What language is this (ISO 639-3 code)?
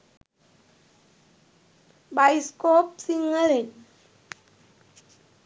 sin